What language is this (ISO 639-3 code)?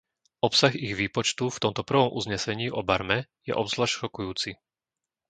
slk